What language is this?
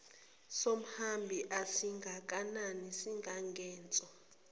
Zulu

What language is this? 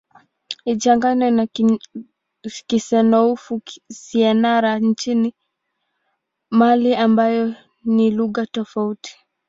Swahili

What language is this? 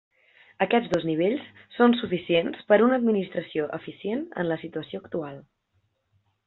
Catalan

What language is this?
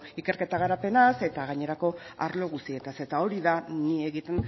Basque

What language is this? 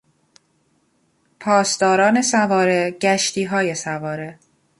Persian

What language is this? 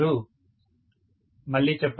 Telugu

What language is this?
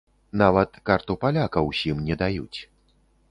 Belarusian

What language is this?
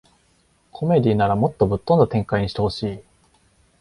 Japanese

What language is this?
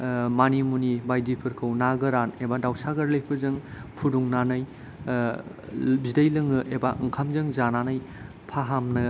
Bodo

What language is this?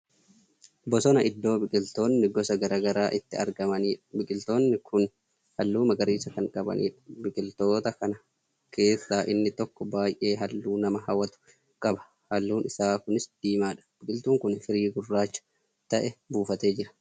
Oromo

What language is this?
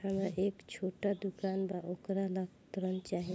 Bhojpuri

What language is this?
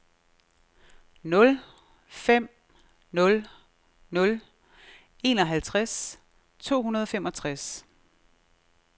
Danish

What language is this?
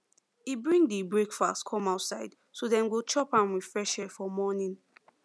Nigerian Pidgin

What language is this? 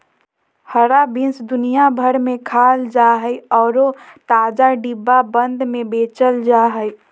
Magahi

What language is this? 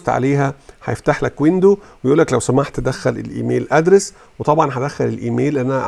Arabic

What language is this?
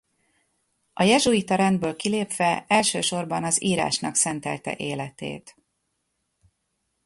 Hungarian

